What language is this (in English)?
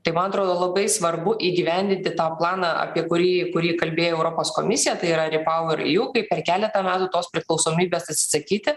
Lithuanian